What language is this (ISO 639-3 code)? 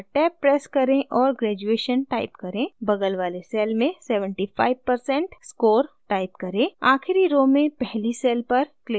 hin